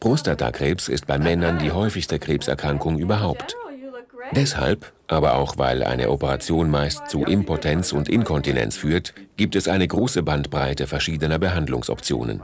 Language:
German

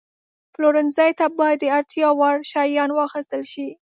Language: Pashto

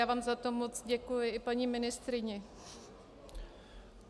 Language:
Czech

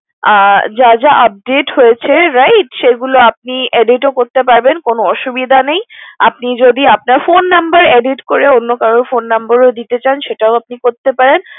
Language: Bangla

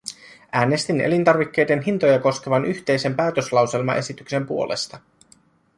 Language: Finnish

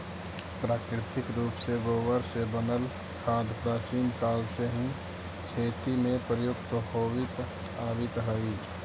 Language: Magahi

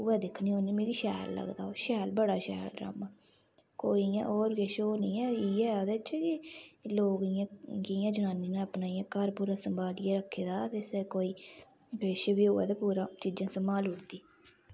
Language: Dogri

